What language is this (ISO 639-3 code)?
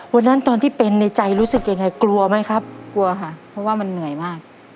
tha